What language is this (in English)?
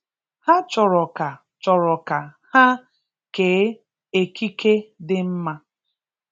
Igbo